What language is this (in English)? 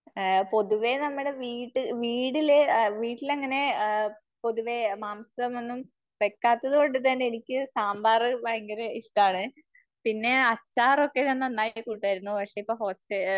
Malayalam